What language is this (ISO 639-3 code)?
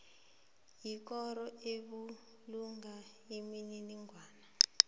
nbl